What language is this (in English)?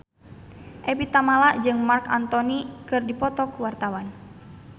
Sundanese